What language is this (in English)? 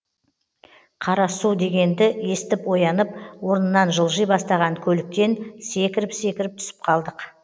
Kazakh